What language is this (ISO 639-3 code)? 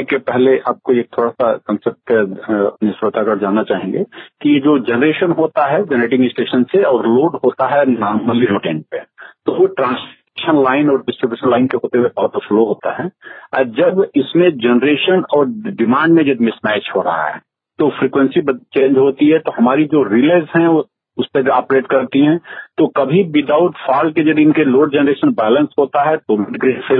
hin